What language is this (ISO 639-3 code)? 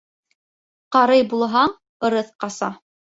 bak